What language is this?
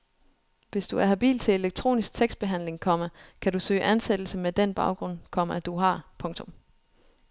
Danish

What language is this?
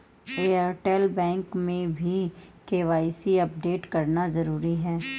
Hindi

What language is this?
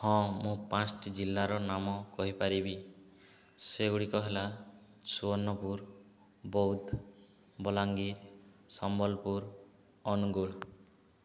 Odia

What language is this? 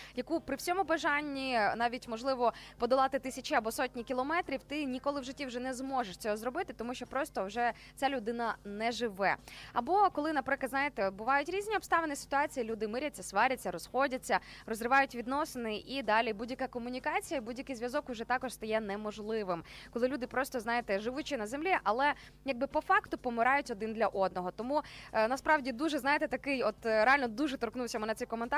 Ukrainian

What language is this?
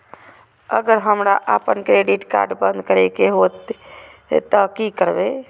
Maithili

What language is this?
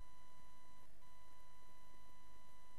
Hebrew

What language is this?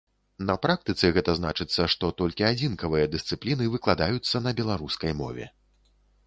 Belarusian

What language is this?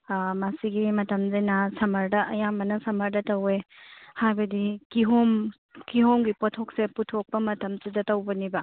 Manipuri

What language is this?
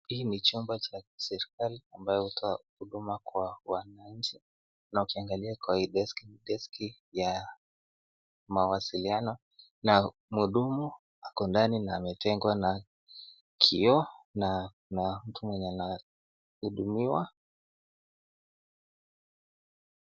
Swahili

